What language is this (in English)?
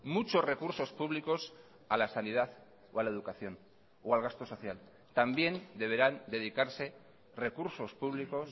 Spanish